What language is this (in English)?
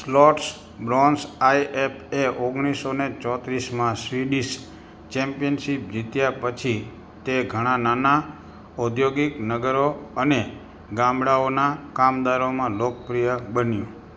Gujarati